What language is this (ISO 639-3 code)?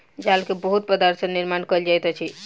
mai